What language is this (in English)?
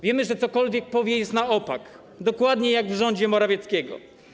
Polish